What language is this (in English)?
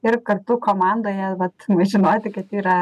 Lithuanian